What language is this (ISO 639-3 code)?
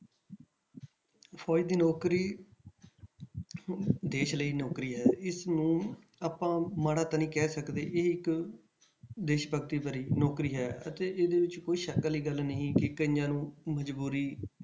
pan